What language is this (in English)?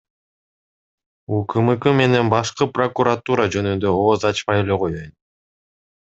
Kyrgyz